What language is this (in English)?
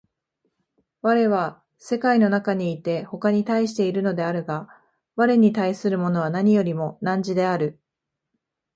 Japanese